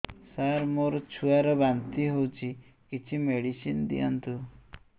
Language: Odia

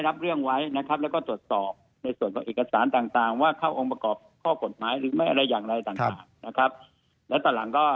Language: Thai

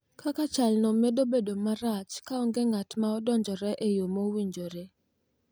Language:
Luo (Kenya and Tanzania)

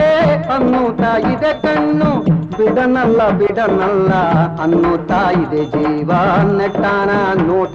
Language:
Kannada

